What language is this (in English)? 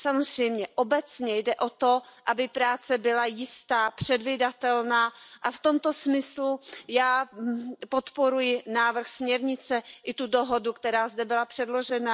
Czech